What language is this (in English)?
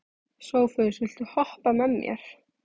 Icelandic